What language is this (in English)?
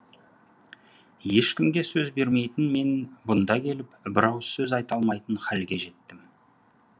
Kazakh